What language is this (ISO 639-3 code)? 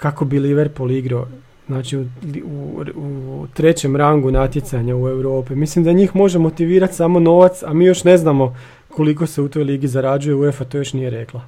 hrv